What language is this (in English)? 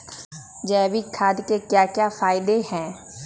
Magahi